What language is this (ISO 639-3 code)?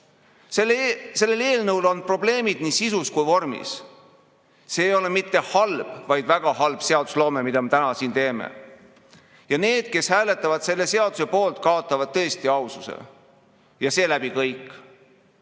est